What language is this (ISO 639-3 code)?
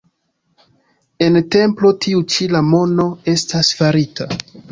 epo